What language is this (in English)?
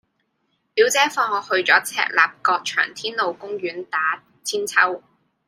Cantonese